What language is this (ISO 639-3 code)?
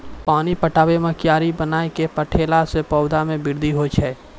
mai